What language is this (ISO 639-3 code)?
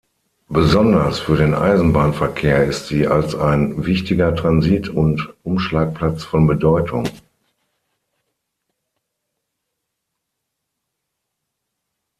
deu